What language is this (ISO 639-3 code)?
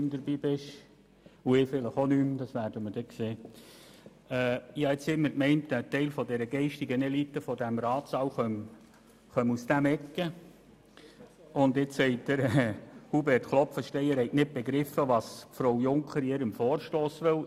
gsw